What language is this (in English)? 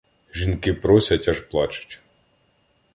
Ukrainian